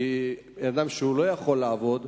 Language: Hebrew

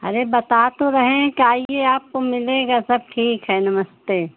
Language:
Hindi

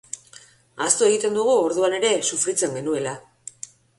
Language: Basque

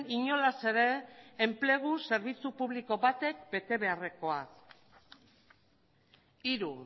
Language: Basque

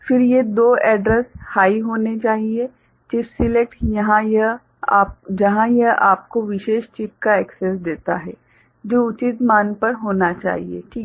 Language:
Hindi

